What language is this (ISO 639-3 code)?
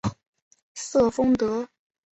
zho